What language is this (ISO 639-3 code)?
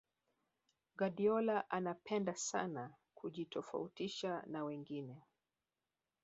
swa